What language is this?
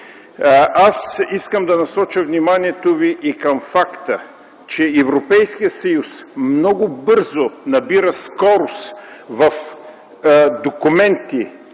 Bulgarian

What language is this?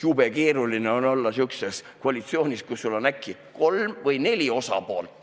Estonian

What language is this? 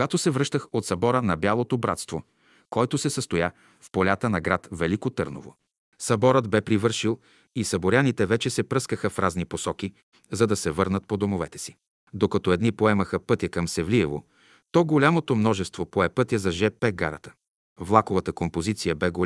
Bulgarian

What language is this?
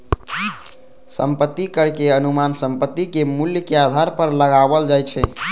Maithili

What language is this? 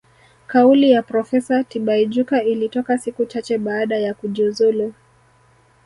Swahili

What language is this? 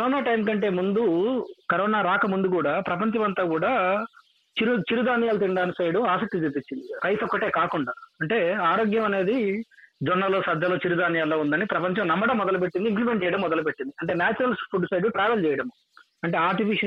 Telugu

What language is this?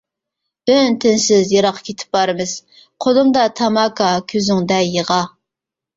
Uyghur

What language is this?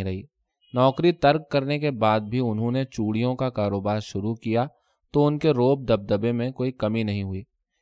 Urdu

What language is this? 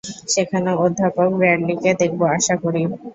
Bangla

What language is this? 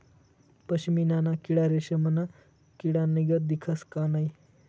Marathi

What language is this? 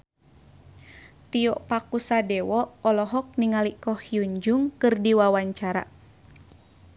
Sundanese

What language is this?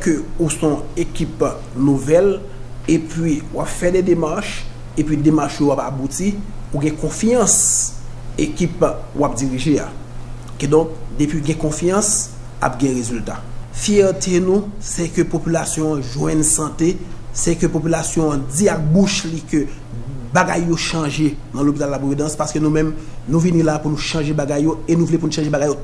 French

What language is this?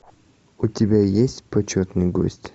Russian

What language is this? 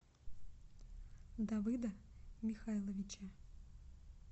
Russian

